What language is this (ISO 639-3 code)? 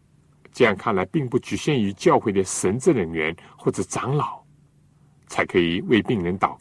zho